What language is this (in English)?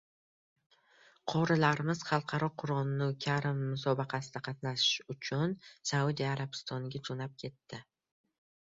Uzbek